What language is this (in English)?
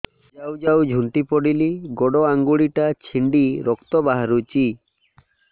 Odia